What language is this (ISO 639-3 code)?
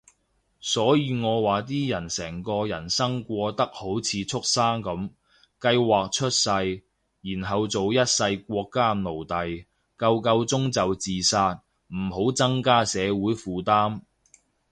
yue